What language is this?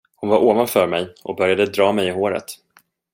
Swedish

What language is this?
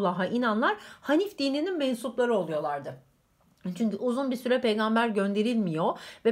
Turkish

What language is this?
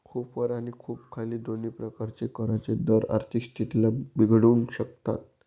Marathi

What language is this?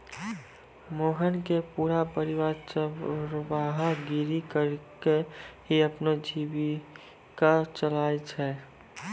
Maithili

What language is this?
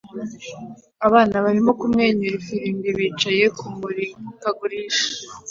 Kinyarwanda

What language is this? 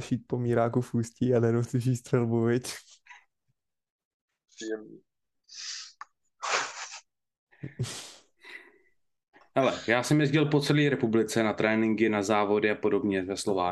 Czech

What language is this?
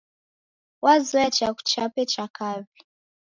Taita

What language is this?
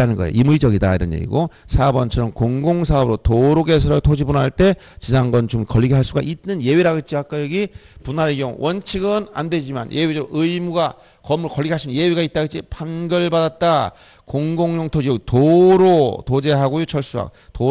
Korean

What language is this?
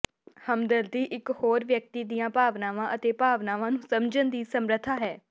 Punjabi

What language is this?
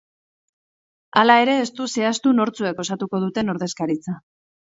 Basque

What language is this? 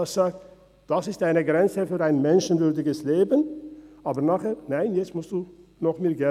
Swiss German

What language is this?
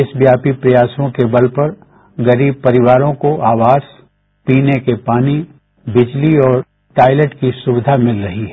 Hindi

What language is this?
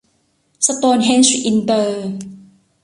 Thai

